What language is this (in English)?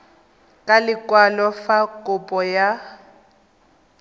Tswana